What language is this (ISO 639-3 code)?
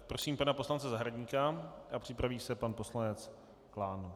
ces